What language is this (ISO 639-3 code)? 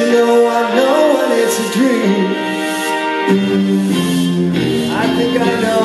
eng